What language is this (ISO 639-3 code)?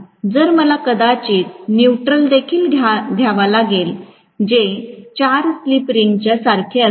mar